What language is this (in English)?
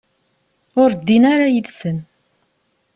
Kabyle